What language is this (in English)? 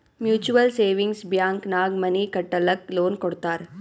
Kannada